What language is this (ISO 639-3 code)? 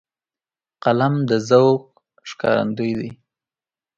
pus